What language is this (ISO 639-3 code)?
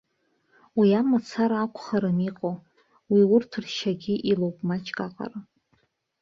abk